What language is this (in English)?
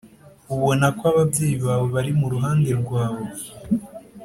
Kinyarwanda